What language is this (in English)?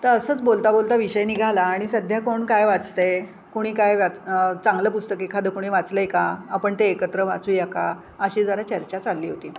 Marathi